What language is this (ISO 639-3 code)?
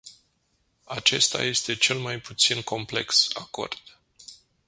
ron